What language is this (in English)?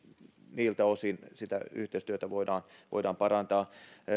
Finnish